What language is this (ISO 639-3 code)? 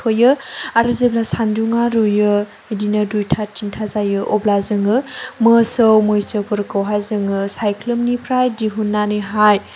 brx